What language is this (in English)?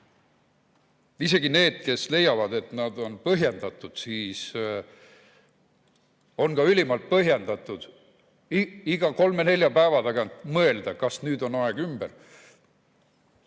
Estonian